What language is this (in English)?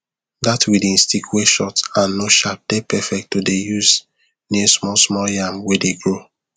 Nigerian Pidgin